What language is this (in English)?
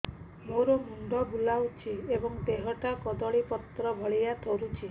Odia